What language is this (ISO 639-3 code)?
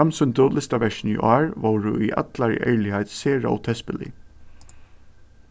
fao